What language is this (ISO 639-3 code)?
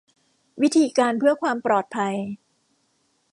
tha